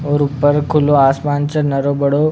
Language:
Rajasthani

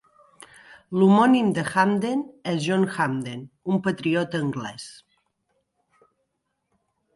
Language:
Catalan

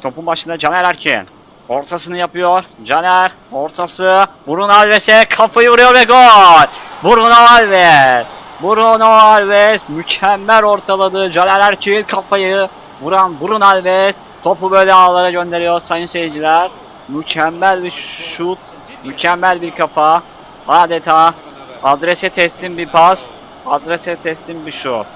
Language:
Turkish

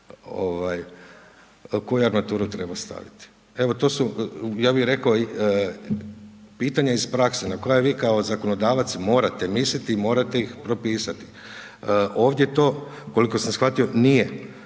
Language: Croatian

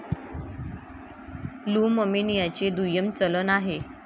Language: Marathi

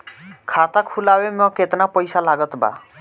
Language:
Bhojpuri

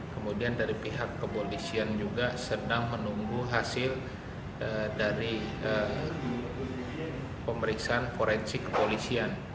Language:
Indonesian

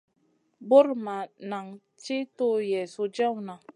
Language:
Masana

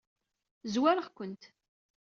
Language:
Kabyle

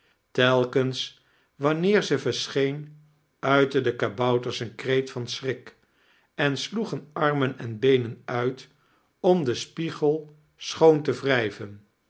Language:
Dutch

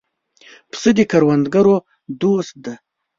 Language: Pashto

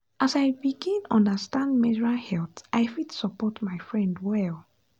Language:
Nigerian Pidgin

